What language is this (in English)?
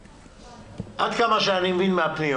Hebrew